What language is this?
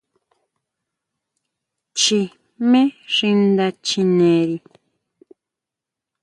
Huautla Mazatec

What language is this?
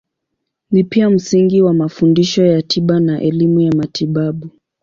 Swahili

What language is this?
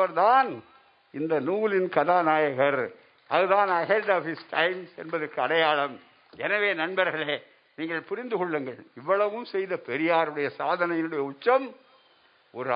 Tamil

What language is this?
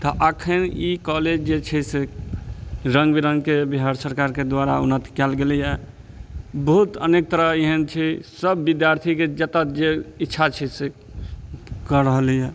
Maithili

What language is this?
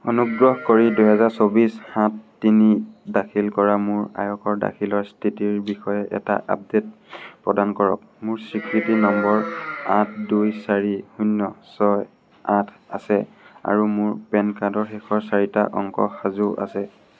Assamese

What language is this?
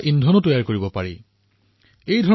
Assamese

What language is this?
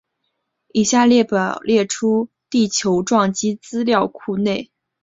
Chinese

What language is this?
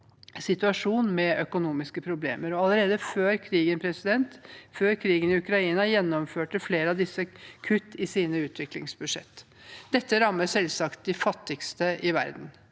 Norwegian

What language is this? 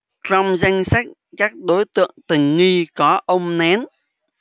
Vietnamese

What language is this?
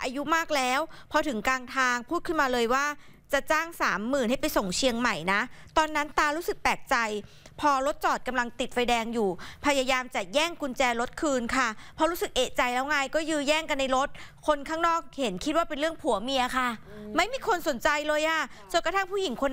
Thai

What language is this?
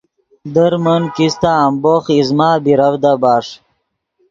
Yidgha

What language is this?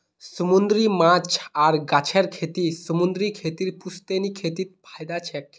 Magahi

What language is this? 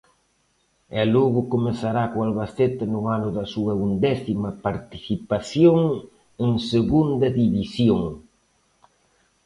Galician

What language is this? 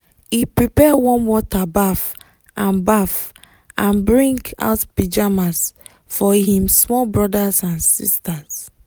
Nigerian Pidgin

